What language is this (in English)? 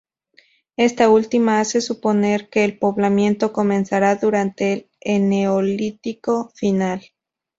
Spanish